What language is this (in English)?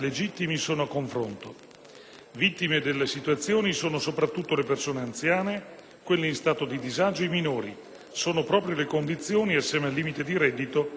Italian